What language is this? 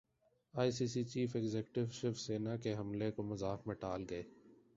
Urdu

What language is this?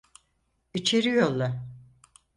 Turkish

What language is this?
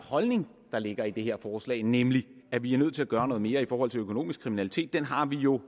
Danish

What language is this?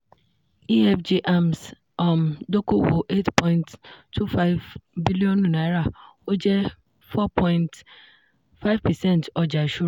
Yoruba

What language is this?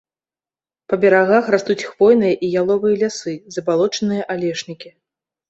Belarusian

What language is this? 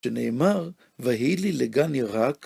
Hebrew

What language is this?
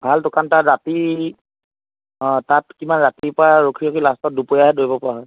Assamese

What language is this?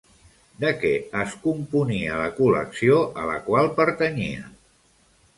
Catalan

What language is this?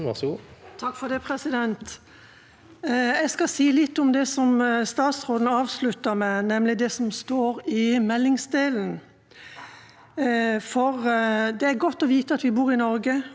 Norwegian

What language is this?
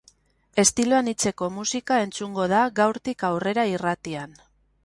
Basque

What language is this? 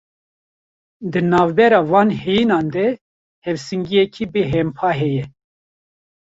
Kurdish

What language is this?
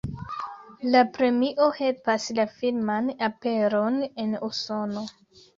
Esperanto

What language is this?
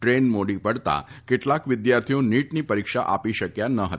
Gujarati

